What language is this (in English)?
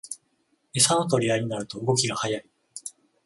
Japanese